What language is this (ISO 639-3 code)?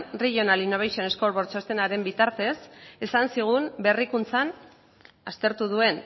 eus